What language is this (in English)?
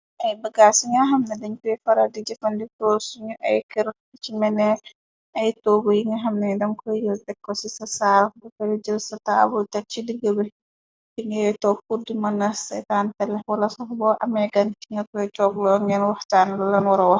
Wolof